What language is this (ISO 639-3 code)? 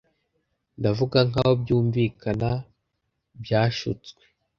kin